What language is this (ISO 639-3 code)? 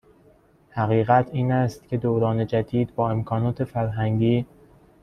fas